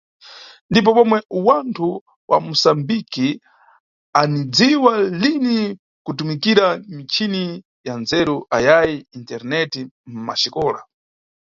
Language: Nyungwe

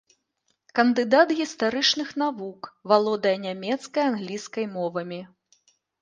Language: Belarusian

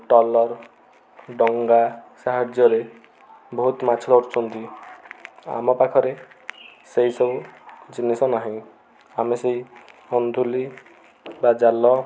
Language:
Odia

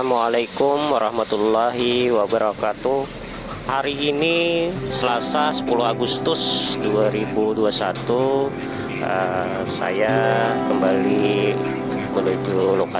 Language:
Indonesian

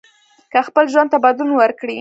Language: Pashto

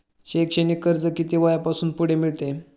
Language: Marathi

